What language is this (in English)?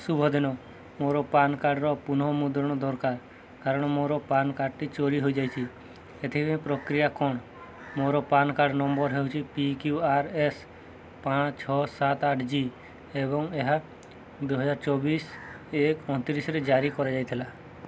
Odia